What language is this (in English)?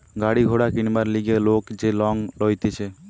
Bangla